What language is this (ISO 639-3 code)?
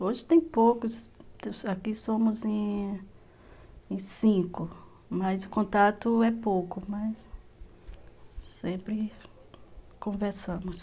por